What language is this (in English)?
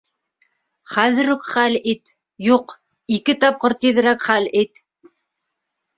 Bashkir